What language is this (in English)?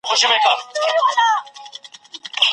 Pashto